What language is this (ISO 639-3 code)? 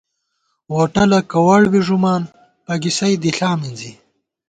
gwt